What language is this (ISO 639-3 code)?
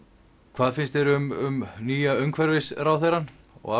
isl